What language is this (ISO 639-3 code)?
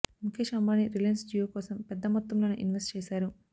tel